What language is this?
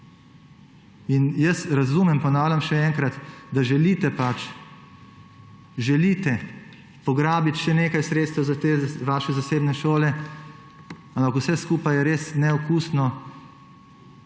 Slovenian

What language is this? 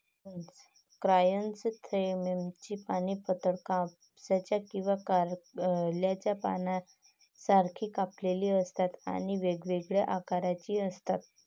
Marathi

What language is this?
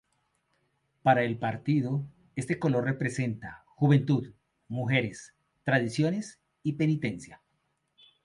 Spanish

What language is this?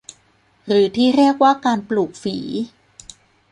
Thai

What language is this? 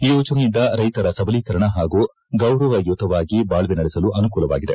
Kannada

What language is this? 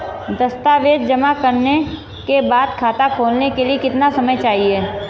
Hindi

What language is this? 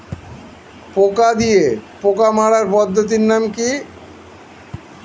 Bangla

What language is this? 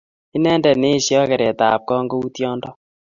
Kalenjin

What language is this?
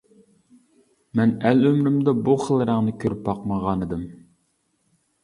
Uyghur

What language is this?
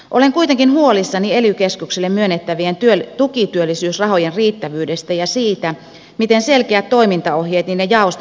Finnish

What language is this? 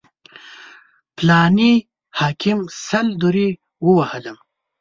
Pashto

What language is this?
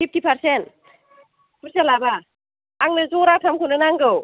Bodo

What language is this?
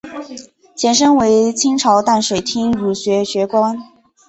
Chinese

